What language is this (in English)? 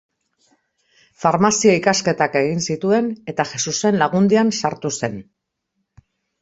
Basque